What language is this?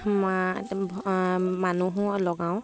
Assamese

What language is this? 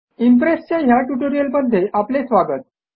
Marathi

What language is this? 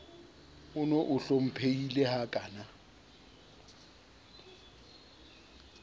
Southern Sotho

